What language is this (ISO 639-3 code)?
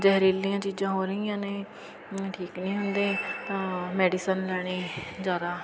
pan